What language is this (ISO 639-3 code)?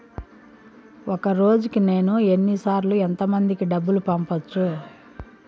tel